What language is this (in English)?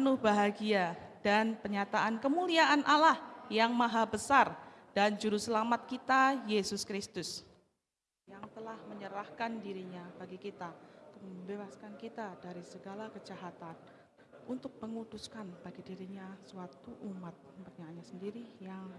Indonesian